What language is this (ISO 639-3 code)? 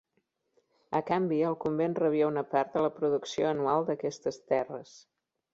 cat